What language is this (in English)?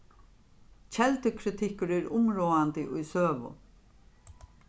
Faroese